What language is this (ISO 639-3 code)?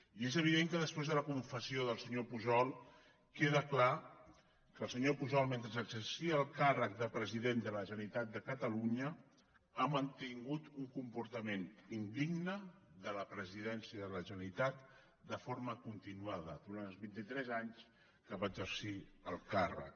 cat